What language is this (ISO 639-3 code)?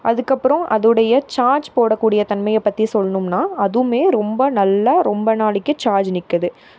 tam